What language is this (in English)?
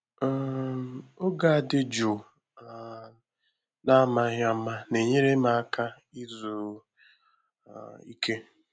Igbo